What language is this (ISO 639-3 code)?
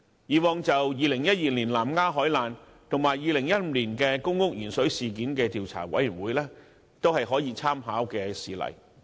yue